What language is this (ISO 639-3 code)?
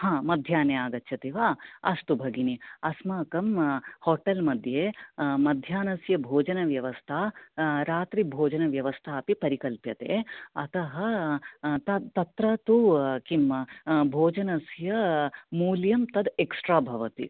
san